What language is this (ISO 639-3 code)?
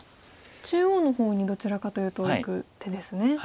jpn